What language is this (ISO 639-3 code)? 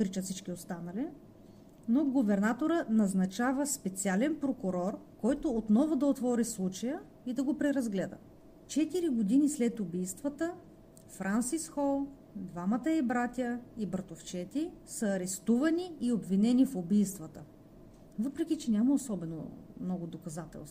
bul